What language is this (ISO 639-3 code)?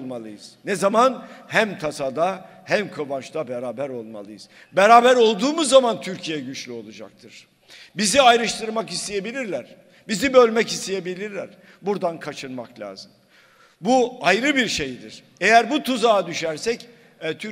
tur